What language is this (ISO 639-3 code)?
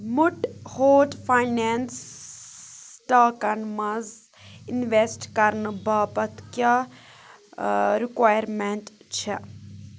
kas